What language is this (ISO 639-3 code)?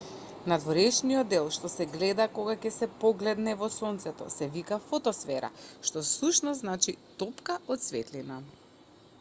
mkd